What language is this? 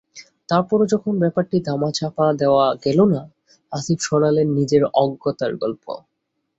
Bangla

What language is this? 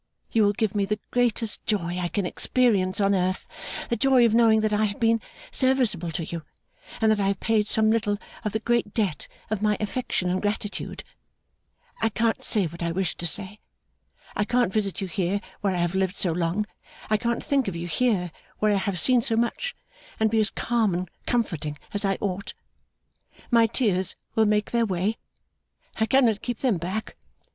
English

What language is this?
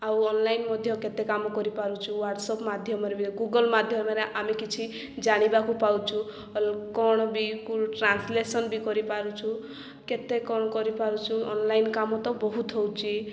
Odia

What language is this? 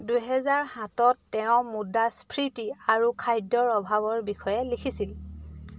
Assamese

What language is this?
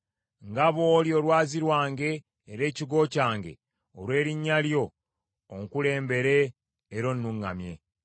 Ganda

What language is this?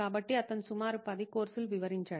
Telugu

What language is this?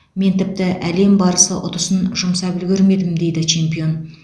Kazakh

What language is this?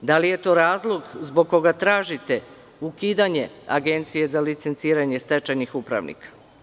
Serbian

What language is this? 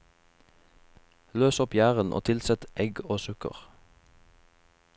Norwegian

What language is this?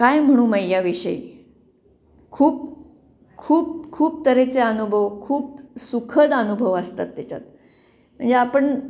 Marathi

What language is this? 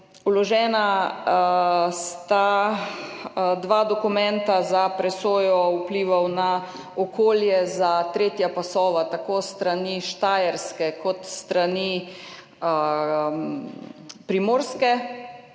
Slovenian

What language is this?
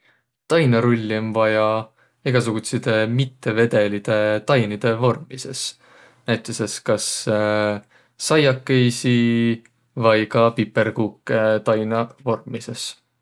Võro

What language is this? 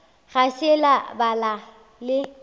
Northern Sotho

